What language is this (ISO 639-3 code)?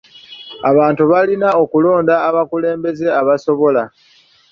lug